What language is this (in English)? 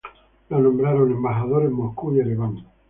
Spanish